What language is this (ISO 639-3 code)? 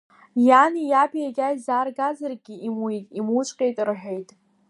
abk